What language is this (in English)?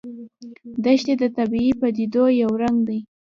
Pashto